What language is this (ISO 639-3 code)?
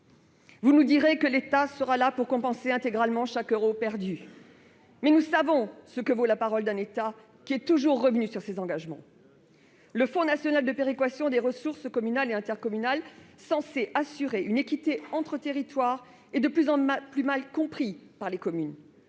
fra